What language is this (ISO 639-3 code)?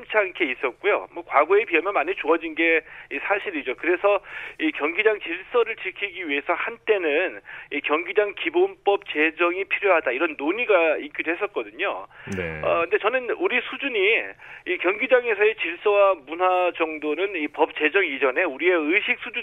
kor